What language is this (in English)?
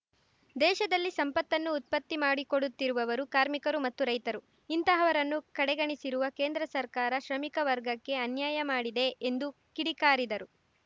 Kannada